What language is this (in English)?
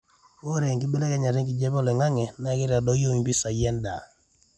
Masai